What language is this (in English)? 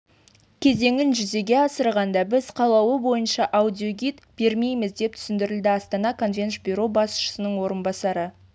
Kazakh